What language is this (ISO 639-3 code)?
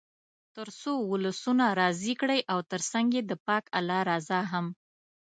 pus